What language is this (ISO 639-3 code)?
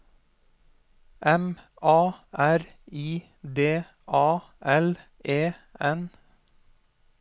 nor